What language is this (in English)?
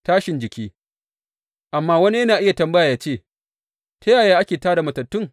Hausa